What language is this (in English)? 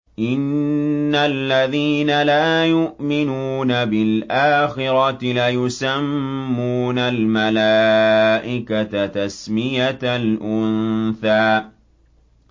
Arabic